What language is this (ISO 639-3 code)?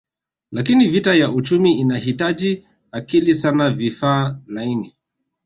swa